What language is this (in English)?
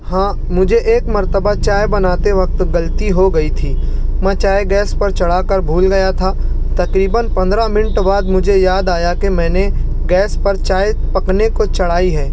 Urdu